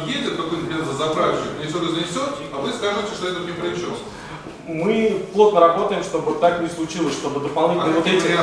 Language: Russian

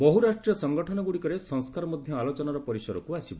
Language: Odia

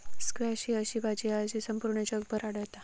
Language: Marathi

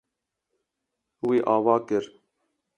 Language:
Kurdish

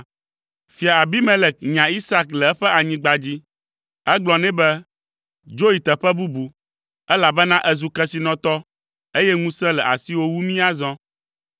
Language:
Ewe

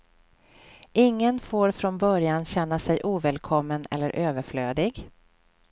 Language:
Swedish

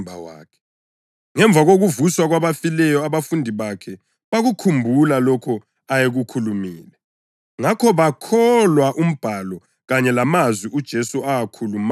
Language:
North Ndebele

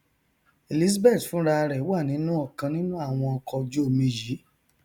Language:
Yoruba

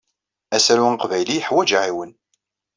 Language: Kabyle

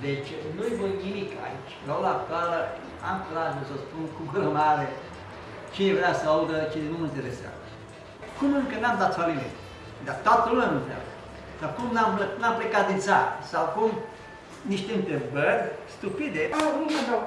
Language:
Romanian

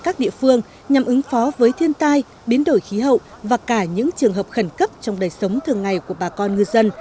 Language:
Vietnamese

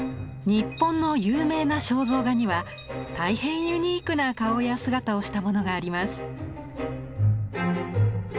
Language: Japanese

